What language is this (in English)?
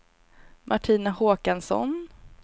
Swedish